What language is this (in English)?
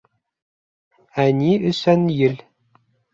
Bashkir